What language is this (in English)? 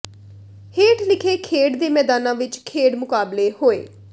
Punjabi